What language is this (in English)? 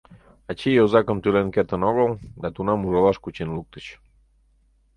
Mari